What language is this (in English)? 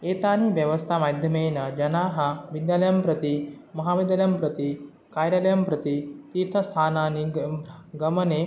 Sanskrit